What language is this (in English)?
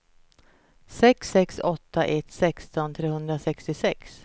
Swedish